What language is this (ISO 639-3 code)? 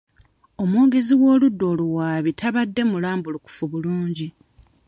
lug